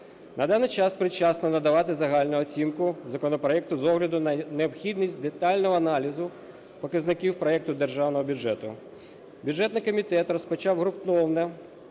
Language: Ukrainian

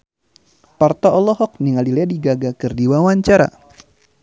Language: Sundanese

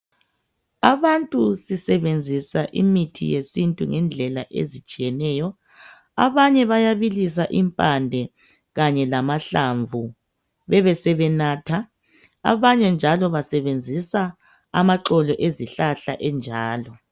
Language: North Ndebele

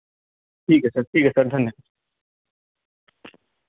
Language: Hindi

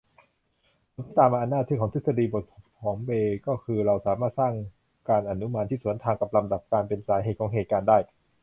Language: Thai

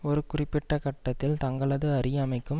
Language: Tamil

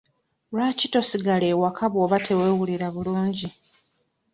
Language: Ganda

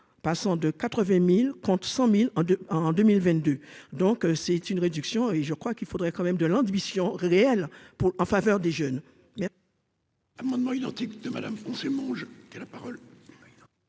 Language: French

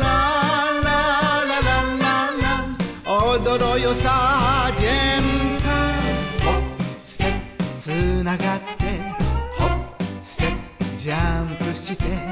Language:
Japanese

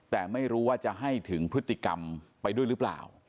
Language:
Thai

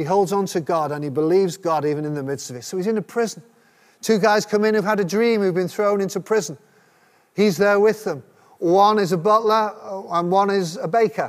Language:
English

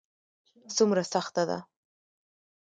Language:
Pashto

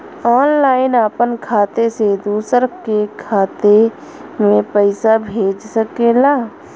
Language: Bhojpuri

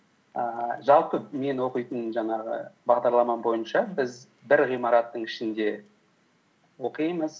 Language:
Kazakh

